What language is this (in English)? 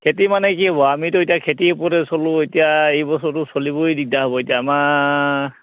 Assamese